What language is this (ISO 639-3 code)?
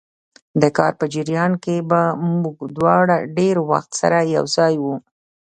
pus